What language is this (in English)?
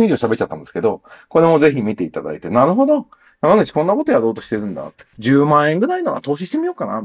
Japanese